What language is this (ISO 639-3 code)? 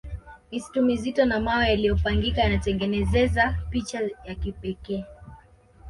swa